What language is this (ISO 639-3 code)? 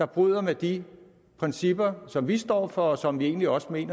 dan